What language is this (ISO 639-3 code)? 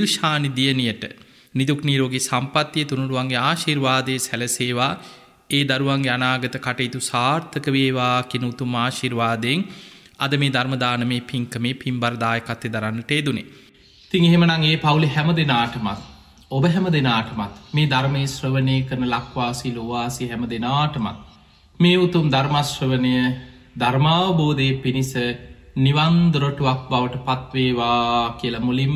tur